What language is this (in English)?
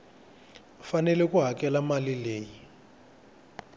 Tsonga